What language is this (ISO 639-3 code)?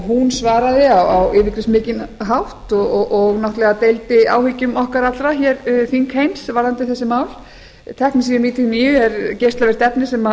isl